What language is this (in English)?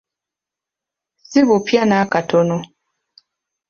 Ganda